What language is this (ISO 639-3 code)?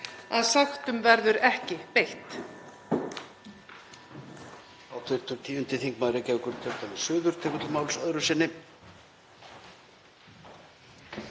isl